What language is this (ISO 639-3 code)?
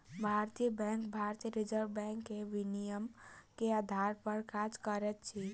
mai